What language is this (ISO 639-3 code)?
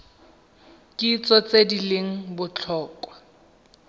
tsn